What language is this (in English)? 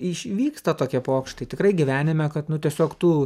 Lithuanian